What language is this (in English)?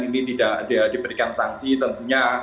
Indonesian